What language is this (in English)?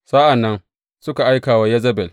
Hausa